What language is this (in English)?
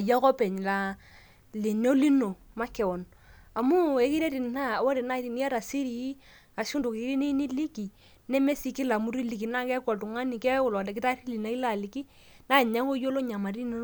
Masai